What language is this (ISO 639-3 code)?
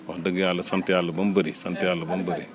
wol